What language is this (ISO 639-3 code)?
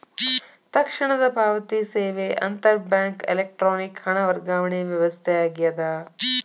kan